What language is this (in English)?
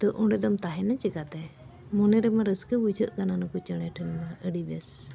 Santali